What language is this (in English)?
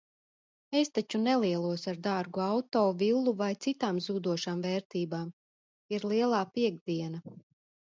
Latvian